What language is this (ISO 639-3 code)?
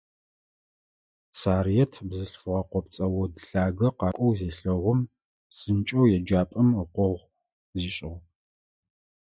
ady